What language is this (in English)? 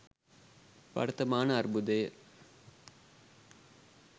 Sinhala